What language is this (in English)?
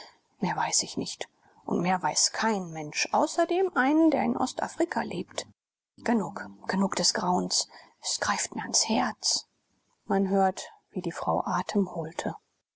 German